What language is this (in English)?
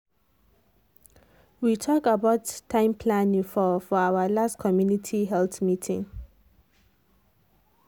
Nigerian Pidgin